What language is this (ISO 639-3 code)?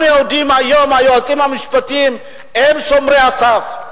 heb